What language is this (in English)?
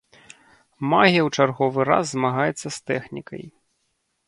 Belarusian